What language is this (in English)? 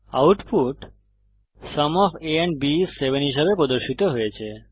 Bangla